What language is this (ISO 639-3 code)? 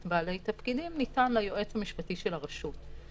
heb